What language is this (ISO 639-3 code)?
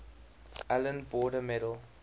eng